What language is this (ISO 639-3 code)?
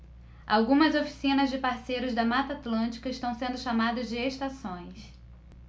por